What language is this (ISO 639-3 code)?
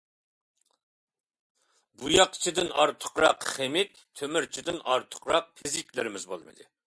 uig